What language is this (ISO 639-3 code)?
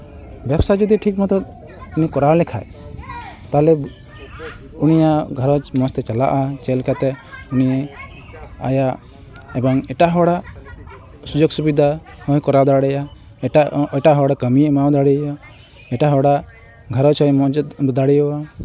sat